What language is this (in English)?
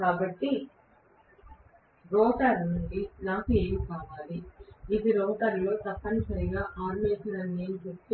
Telugu